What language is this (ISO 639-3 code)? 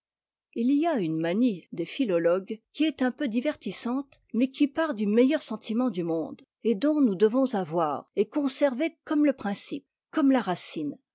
fra